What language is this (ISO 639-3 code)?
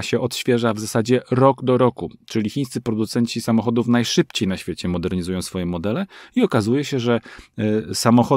pol